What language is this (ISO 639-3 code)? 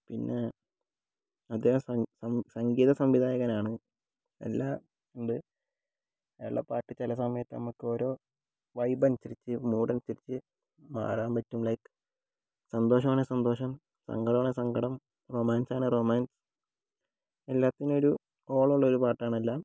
mal